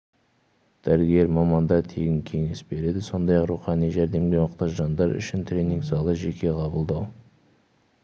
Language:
Kazakh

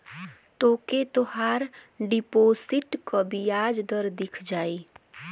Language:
Bhojpuri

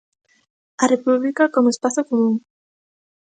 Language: Galician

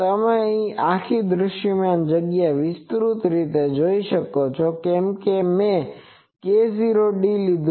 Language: Gujarati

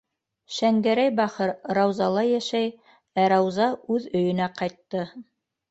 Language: Bashkir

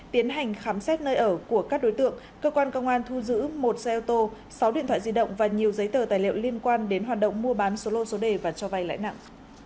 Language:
Vietnamese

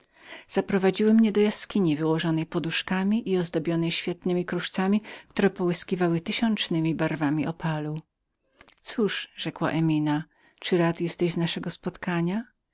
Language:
Polish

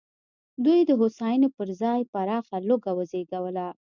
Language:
Pashto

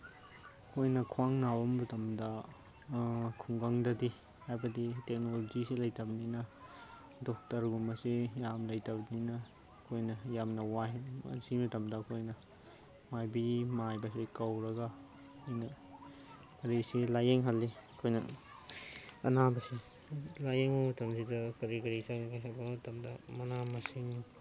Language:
Manipuri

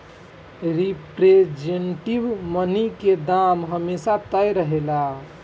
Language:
Bhojpuri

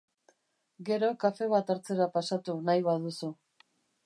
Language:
Basque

